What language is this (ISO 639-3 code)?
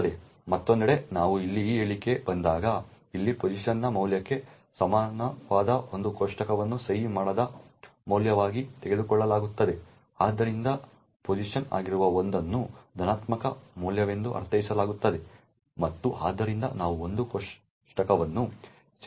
kan